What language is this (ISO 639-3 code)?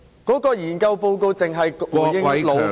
yue